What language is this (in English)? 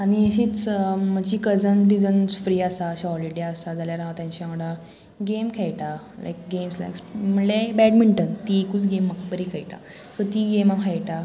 Konkani